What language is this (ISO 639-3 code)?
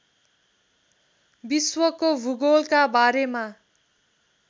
nep